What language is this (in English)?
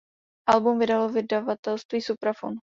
Czech